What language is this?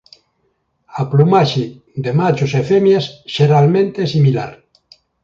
Galician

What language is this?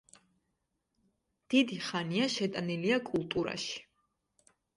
Georgian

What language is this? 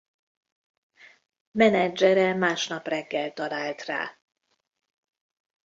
Hungarian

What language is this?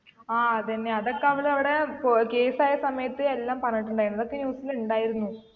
Malayalam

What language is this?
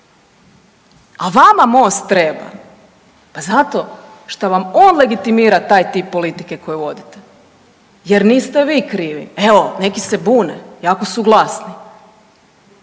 Croatian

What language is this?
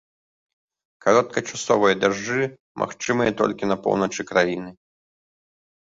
Belarusian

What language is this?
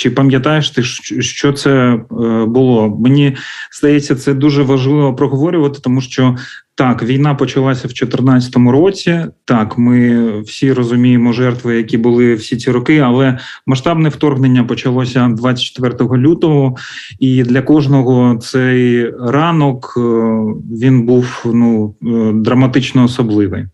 Ukrainian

